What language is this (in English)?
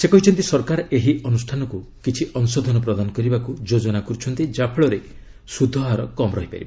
Odia